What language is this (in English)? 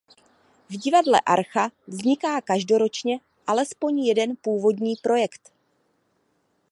Czech